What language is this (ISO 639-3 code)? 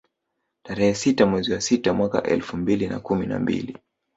swa